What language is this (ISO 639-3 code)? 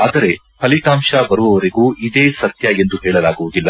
kan